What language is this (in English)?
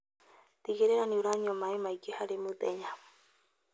Kikuyu